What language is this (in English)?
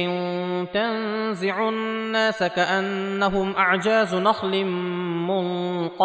Arabic